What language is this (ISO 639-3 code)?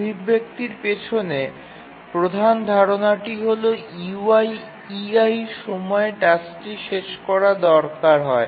ben